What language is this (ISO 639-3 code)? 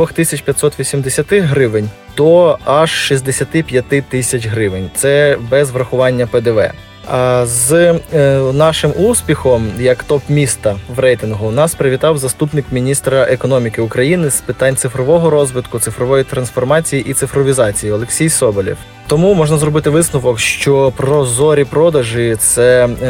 ukr